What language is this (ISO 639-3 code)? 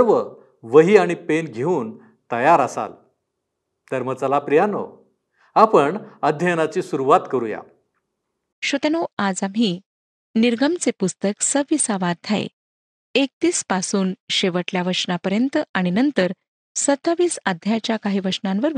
mar